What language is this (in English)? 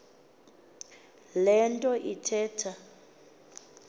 Xhosa